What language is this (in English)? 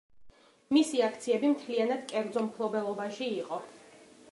Georgian